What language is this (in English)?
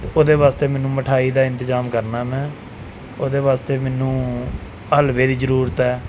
Punjabi